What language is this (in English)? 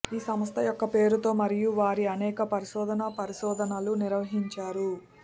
Telugu